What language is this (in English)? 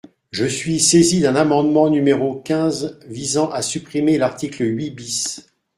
French